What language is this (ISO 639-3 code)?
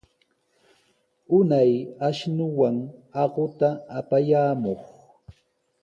qws